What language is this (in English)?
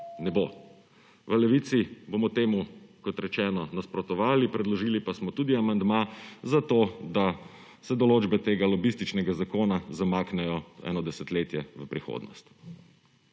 Slovenian